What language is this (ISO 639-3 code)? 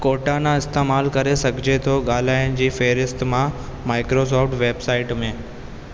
snd